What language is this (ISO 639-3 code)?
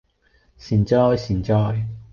yue